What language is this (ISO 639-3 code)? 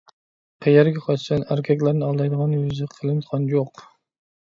uig